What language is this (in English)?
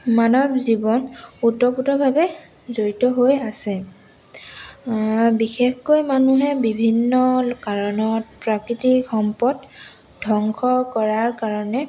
Assamese